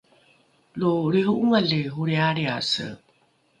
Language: Rukai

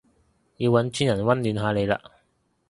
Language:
Cantonese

